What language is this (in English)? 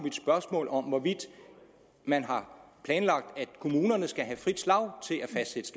Danish